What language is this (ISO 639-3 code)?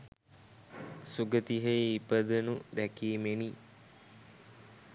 sin